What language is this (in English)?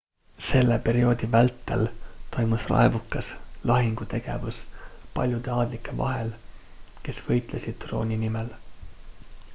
Estonian